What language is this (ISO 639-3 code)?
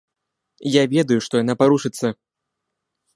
bel